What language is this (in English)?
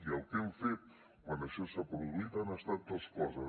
Catalan